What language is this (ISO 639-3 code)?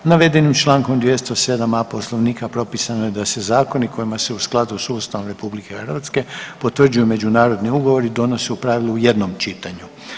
hrv